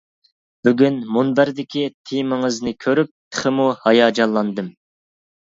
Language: Uyghur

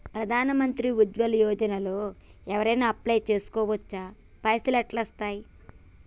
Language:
Telugu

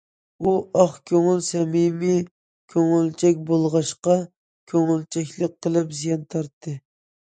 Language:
Uyghur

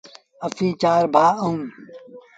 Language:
Sindhi Bhil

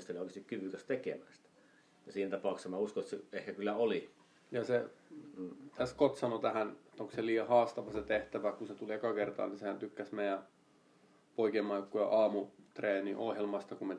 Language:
Finnish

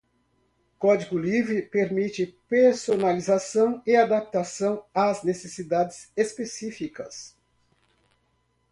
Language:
Portuguese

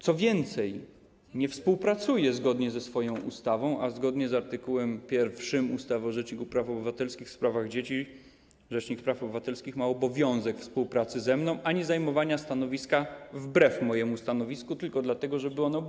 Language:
Polish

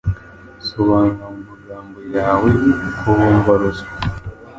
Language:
Kinyarwanda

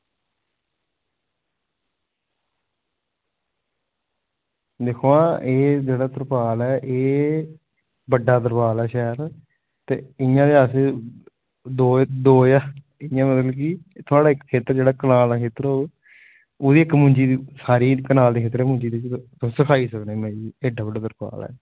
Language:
Dogri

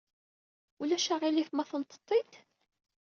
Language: Kabyle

